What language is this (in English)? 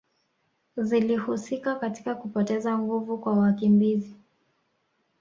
Swahili